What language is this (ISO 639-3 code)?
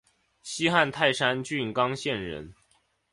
zho